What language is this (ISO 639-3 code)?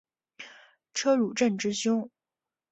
zho